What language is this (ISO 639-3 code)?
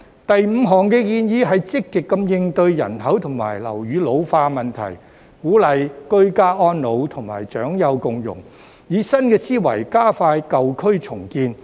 yue